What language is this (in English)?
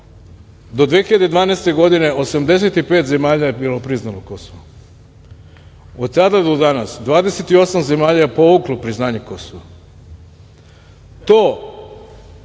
Serbian